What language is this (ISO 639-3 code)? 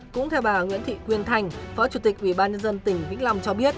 vie